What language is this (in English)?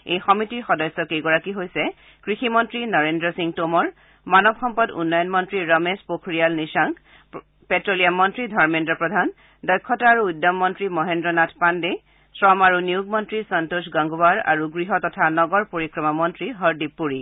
Assamese